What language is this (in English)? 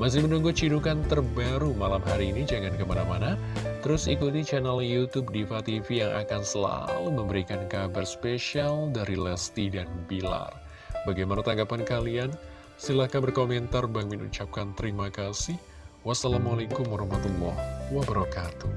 Indonesian